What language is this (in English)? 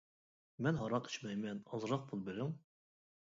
Uyghur